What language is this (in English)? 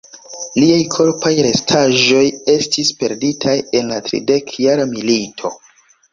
Esperanto